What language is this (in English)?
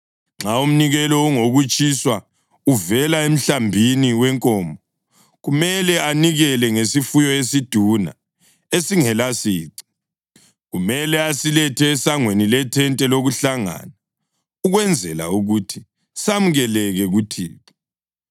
North Ndebele